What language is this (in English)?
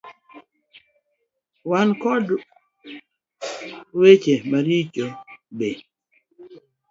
Luo (Kenya and Tanzania)